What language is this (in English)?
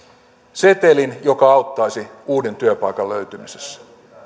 Finnish